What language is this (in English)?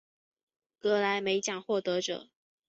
Chinese